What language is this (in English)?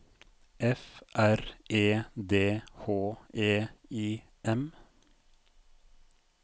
Norwegian